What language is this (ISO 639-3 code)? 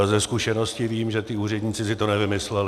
ces